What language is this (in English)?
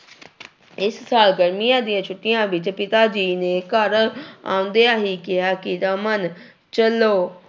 Punjabi